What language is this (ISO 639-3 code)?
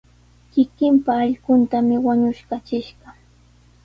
qws